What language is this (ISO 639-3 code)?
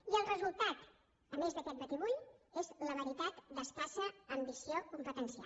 cat